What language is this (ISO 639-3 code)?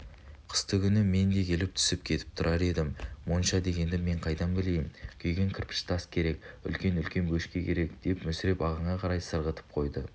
kaz